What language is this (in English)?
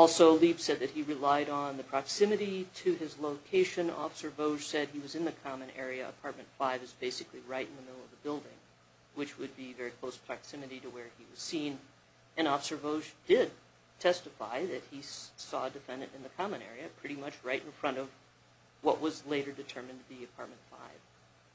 English